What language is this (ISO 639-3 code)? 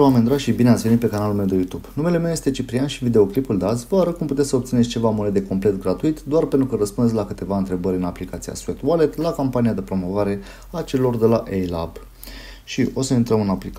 ron